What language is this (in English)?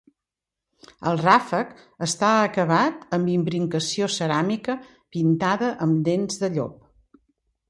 Catalan